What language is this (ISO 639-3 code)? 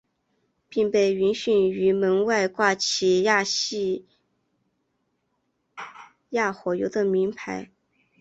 zho